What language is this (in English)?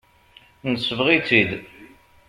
Kabyle